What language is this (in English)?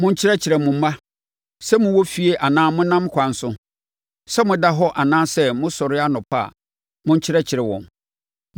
Akan